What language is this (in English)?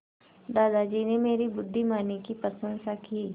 Hindi